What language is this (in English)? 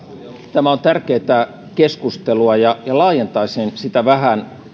Finnish